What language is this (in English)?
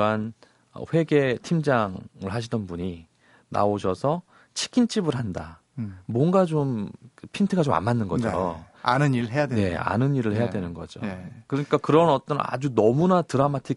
Korean